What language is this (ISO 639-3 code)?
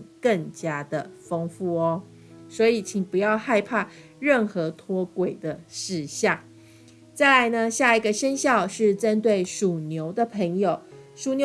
zho